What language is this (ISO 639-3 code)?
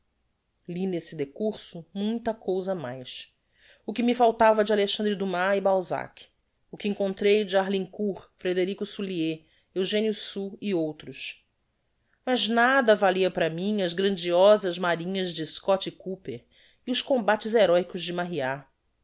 por